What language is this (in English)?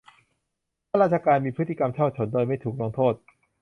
Thai